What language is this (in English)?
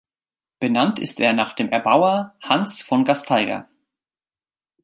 German